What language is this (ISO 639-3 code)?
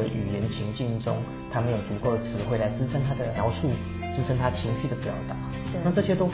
zho